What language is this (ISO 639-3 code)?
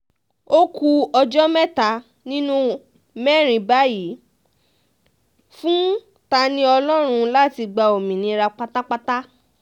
yor